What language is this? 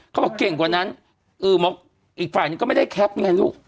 Thai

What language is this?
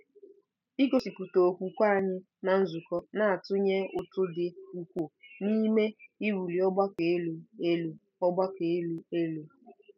Igbo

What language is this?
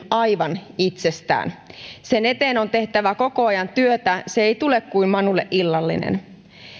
Finnish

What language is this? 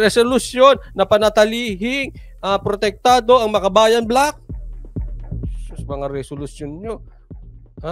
Filipino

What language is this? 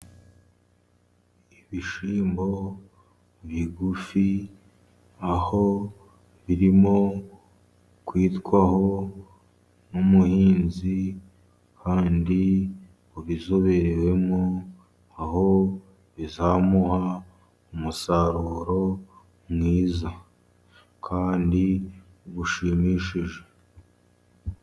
Kinyarwanda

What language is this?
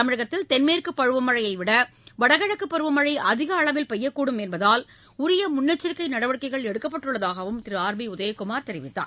Tamil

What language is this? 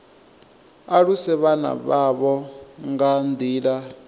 Venda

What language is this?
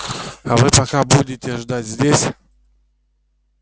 Russian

